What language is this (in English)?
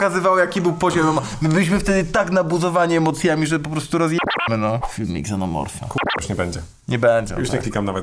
Polish